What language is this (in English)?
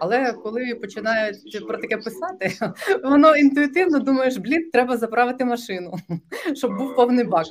Ukrainian